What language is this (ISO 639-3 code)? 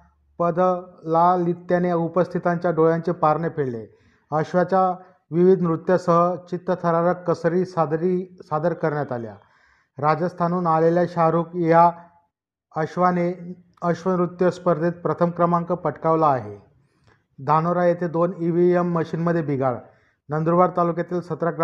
mar